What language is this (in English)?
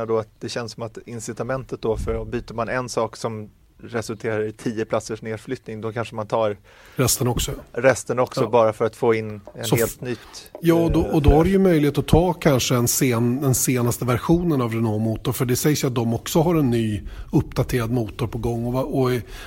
Swedish